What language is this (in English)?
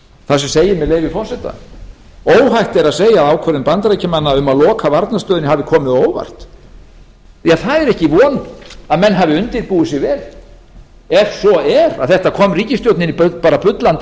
Icelandic